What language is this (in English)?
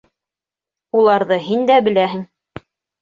Bashkir